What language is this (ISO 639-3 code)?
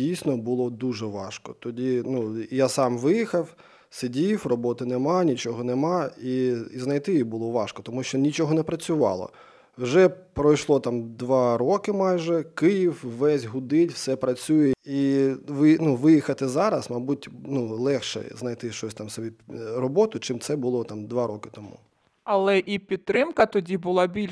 ukr